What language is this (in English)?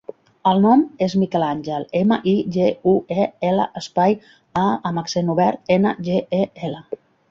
Catalan